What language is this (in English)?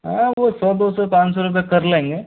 Hindi